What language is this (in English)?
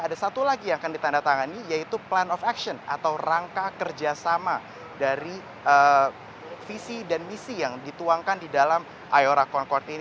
Indonesian